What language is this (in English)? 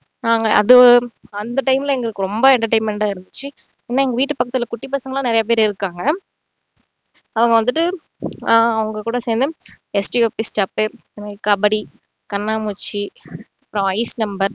Tamil